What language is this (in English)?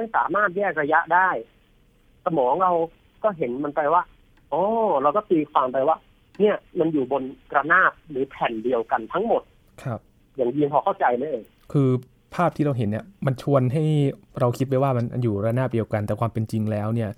Thai